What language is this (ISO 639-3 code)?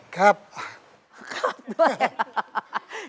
tha